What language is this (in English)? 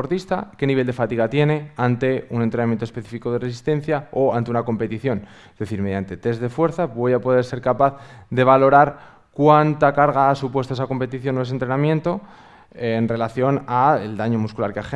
Spanish